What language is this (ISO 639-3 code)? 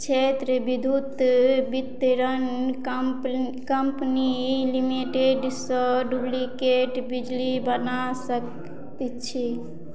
mai